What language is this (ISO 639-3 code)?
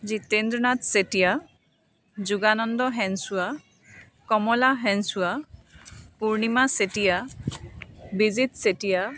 asm